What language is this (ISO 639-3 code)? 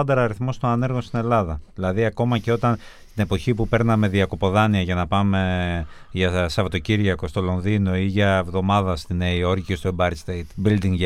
ell